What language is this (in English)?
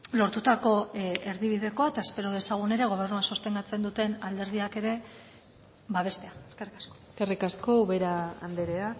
Basque